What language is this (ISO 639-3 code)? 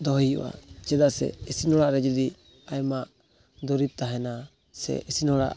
sat